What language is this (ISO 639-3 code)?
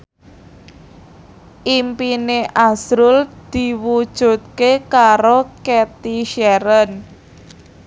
jav